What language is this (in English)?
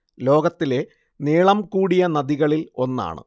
Malayalam